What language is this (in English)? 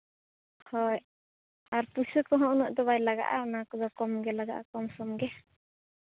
Santali